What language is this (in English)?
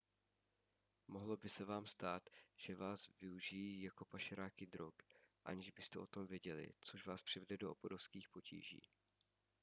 Czech